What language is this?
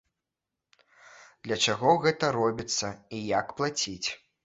Belarusian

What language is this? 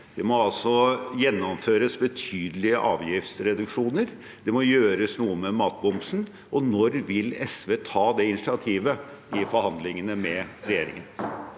Norwegian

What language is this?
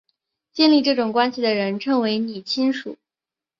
Chinese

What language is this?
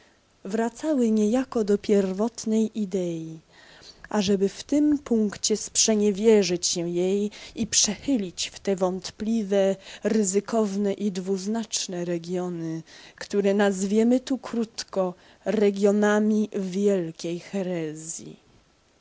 Polish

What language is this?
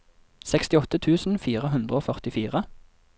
Norwegian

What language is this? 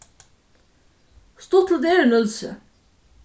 Faroese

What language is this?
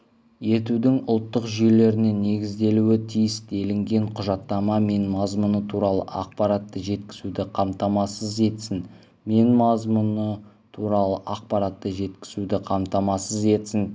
Kazakh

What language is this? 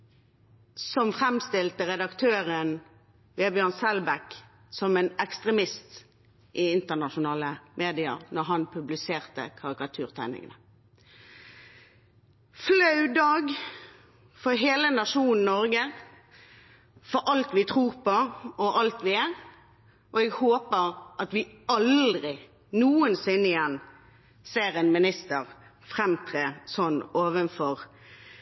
Norwegian Bokmål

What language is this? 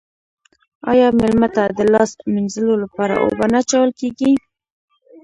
Pashto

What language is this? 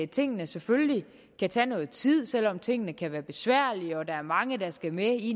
Danish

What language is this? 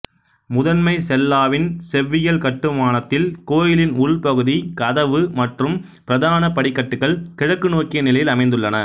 Tamil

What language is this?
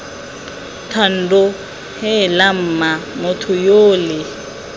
Tswana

